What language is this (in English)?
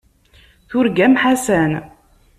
Kabyle